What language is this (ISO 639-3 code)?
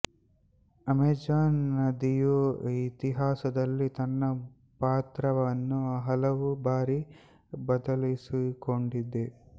kan